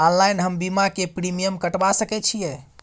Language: Maithili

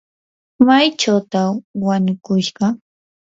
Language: Yanahuanca Pasco Quechua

